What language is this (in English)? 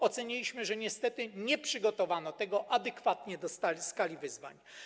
Polish